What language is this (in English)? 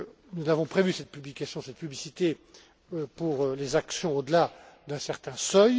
French